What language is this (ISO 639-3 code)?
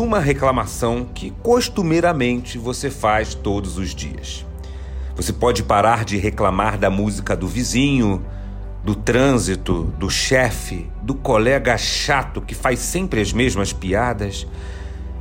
por